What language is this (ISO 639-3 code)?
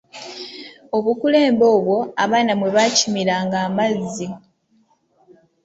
lug